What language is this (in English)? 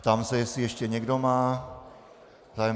Czech